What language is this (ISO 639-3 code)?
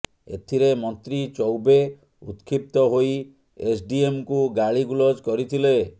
ori